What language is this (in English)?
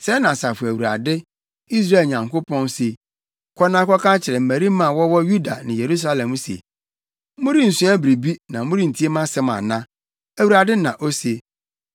Akan